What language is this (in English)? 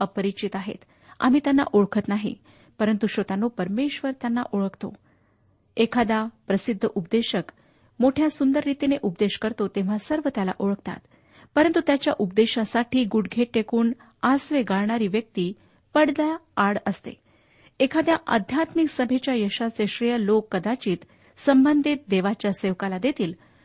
Marathi